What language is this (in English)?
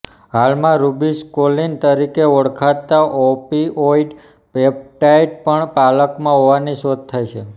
Gujarati